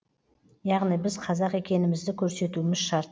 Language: Kazakh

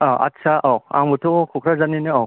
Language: Bodo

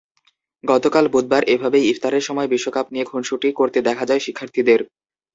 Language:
Bangla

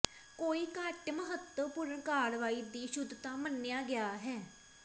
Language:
Punjabi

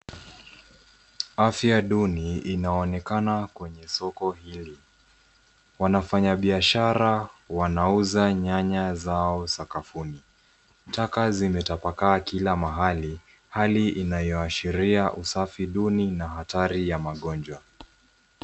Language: Swahili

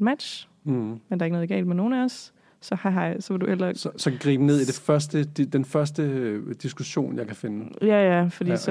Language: Danish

